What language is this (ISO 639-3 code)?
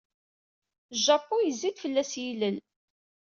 kab